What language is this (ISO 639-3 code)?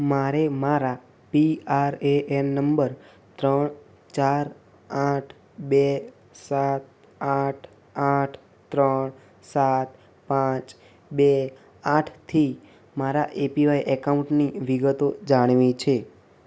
guj